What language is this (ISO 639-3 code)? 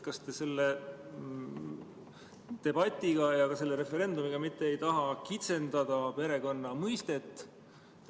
est